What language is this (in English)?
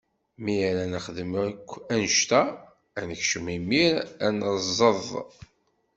Kabyle